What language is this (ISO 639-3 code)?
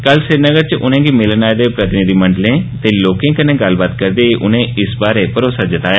doi